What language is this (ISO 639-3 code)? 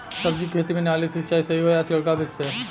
bho